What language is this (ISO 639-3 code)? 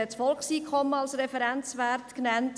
gsw